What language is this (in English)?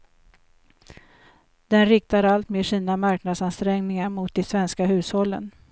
Swedish